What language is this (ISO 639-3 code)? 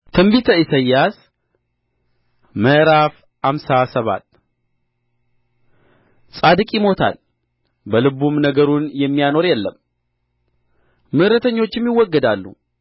amh